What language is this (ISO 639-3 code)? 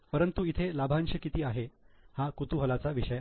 mar